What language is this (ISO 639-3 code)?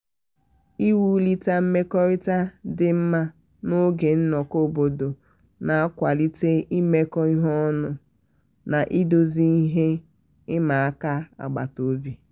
ibo